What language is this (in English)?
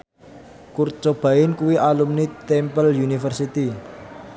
Javanese